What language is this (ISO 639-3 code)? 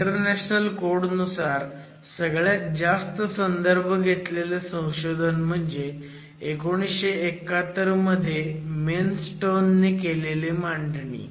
mar